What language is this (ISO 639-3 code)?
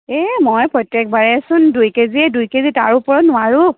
asm